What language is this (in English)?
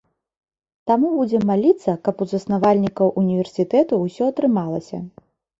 Belarusian